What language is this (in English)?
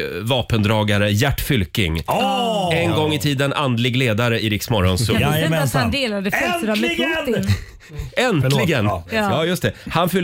Swedish